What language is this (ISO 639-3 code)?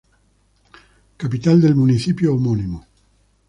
spa